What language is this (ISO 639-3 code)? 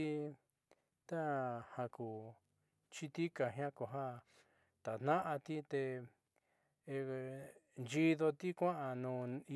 mxy